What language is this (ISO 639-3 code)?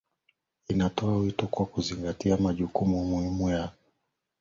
swa